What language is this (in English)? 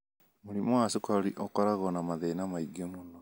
Kikuyu